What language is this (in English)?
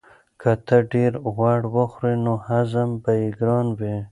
Pashto